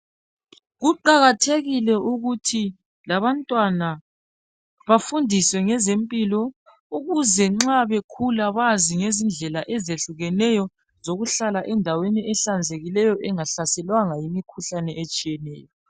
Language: North Ndebele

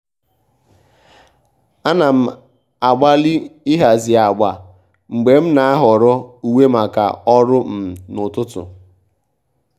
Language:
Igbo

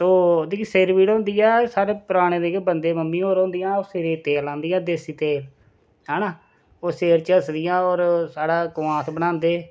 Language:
Dogri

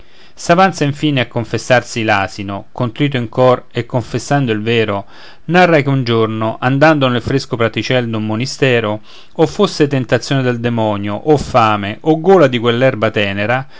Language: Italian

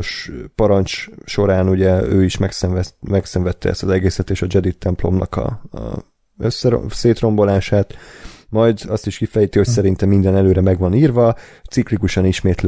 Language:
Hungarian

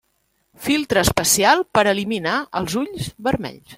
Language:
Catalan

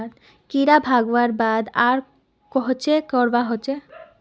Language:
Magahi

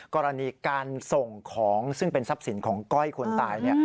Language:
Thai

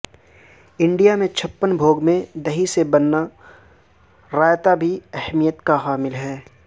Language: Urdu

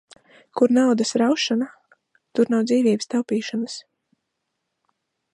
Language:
Latvian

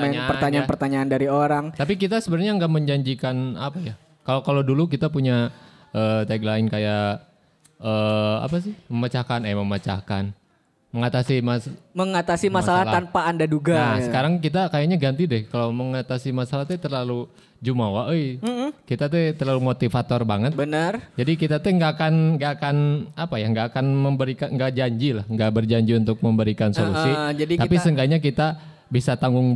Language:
Indonesian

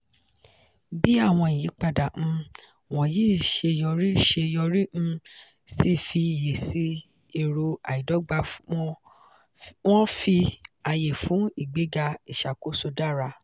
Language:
Yoruba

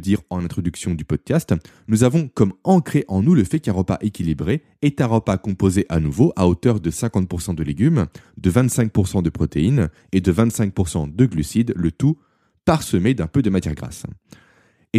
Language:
French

